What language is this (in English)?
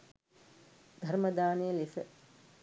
Sinhala